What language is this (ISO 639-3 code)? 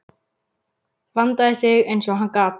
isl